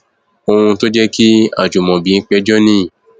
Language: Yoruba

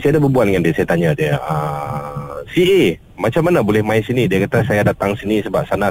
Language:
Malay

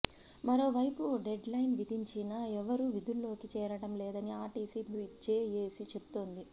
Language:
Telugu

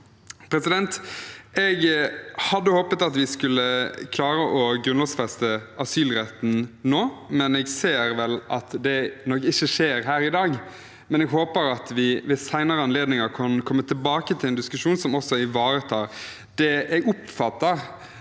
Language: Norwegian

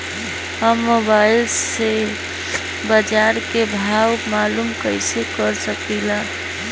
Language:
Bhojpuri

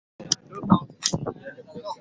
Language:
Swahili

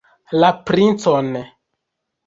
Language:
Esperanto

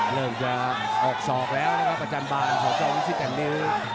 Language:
Thai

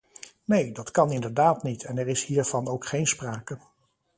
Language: Dutch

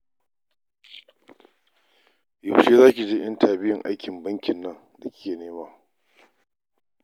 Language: Hausa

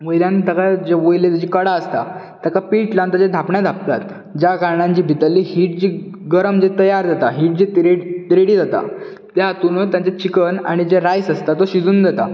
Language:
Konkani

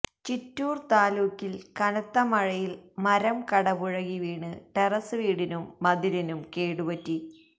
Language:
Malayalam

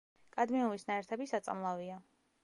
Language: Georgian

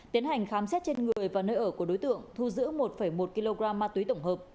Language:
Vietnamese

